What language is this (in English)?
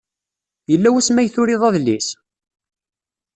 Kabyle